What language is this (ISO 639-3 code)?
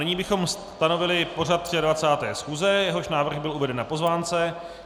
ces